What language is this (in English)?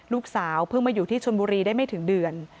Thai